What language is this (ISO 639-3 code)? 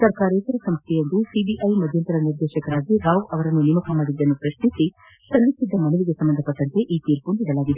kan